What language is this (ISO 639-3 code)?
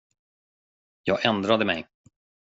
swe